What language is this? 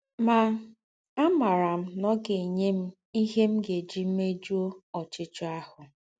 Igbo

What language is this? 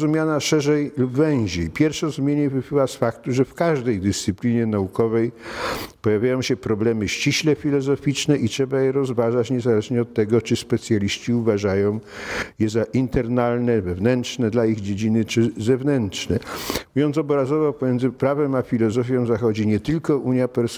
Polish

